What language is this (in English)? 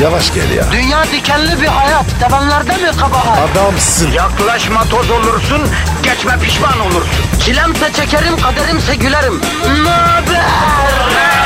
Turkish